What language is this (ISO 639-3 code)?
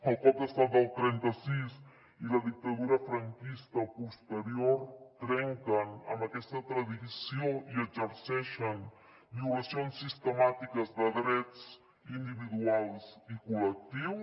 cat